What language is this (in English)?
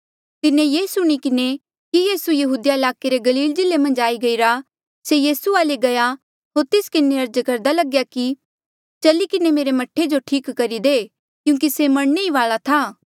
Mandeali